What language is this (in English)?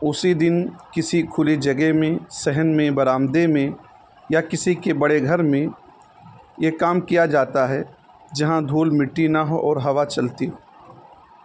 Urdu